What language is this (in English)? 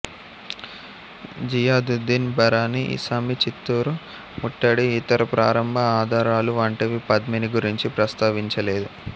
Telugu